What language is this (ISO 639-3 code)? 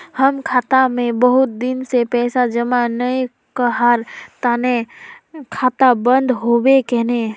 mag